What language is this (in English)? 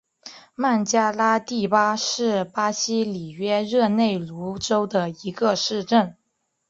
Chinese